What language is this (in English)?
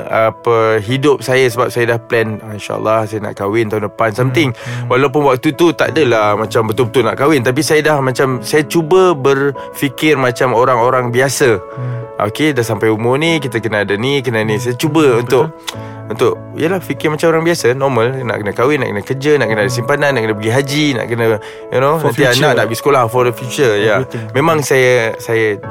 Malay